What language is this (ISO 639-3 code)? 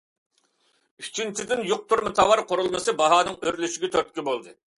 uig